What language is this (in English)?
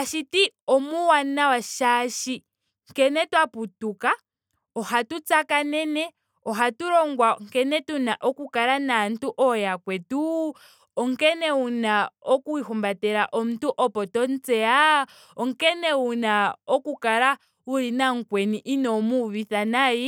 Ndonga